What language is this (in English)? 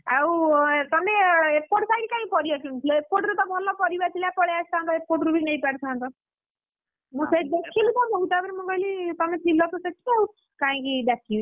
Odia